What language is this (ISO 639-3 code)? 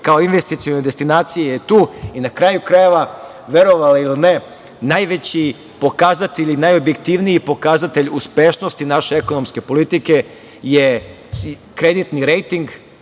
srp